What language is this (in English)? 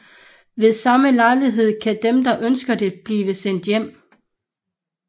Danish